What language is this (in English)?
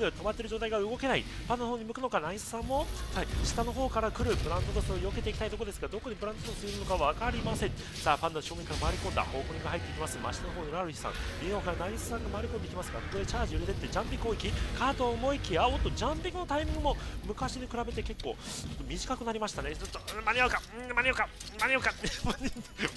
Japanese